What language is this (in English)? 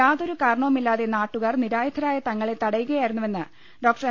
Malayalam